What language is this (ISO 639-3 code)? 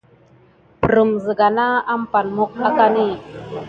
gid